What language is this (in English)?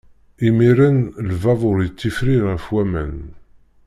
Kabyle